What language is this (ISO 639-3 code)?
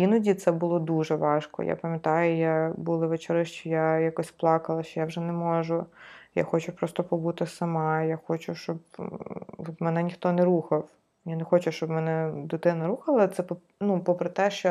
ukr